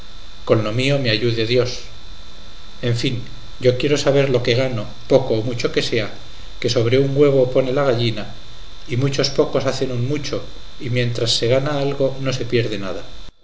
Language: Spanish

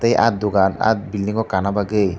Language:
Kok Borok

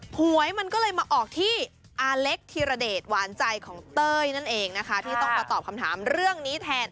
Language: Thai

